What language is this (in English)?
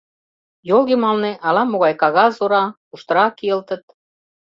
Mari